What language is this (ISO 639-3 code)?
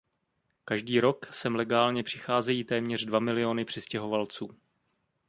ces